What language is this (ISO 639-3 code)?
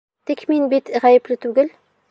bak